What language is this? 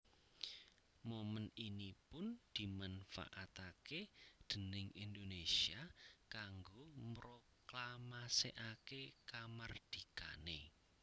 Javanese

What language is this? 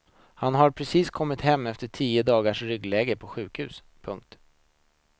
Swedish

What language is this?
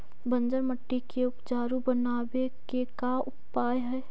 Magahi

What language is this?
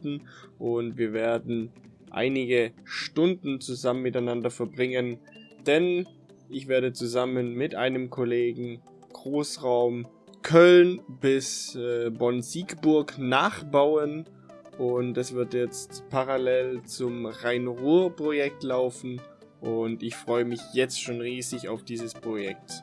German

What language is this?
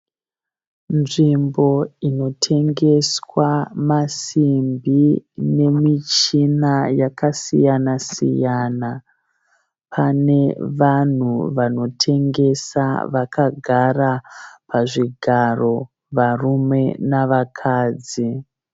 Shona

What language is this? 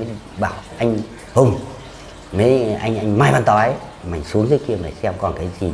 Vietnamese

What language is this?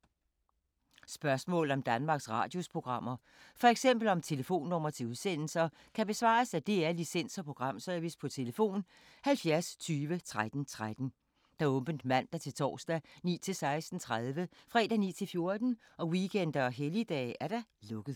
Danish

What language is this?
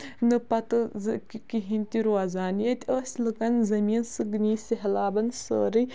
Kashmiri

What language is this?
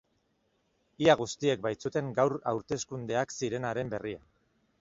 Basque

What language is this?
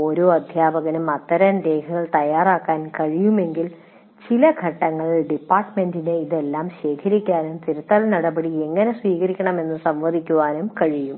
Malayalam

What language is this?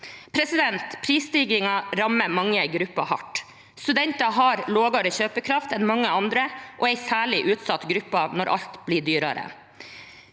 Norwegian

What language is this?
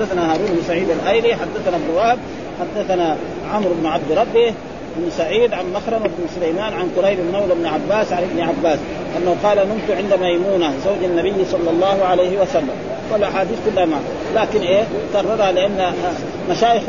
Arabic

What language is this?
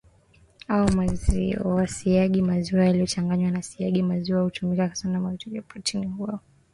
Swahili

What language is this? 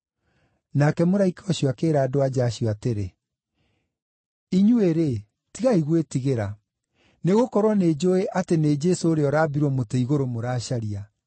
Kikuyu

